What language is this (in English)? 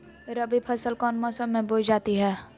Magahi